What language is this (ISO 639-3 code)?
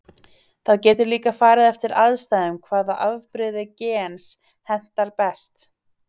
isl